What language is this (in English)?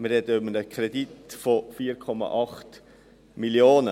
Swiss German